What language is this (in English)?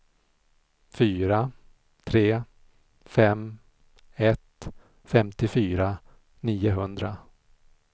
Swedish